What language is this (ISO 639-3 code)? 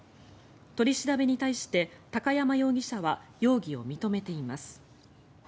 jpn